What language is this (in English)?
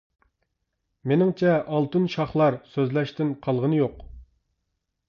Uyghur